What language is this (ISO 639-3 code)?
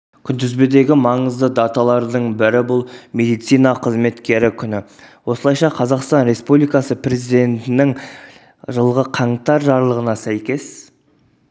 kaz